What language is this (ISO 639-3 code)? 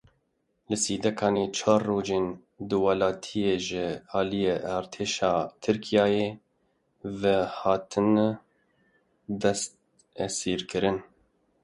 kur